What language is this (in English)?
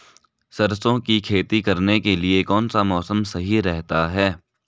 Hindi